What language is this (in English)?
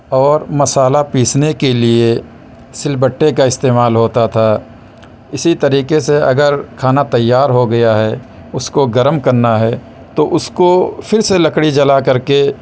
Urdu